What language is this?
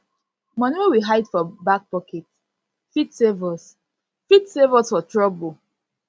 Nigerian Pidgin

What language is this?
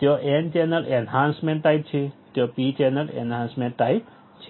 Gujarati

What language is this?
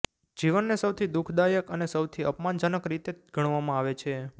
Gujarati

